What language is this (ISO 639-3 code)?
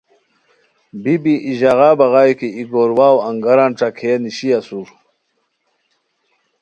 khw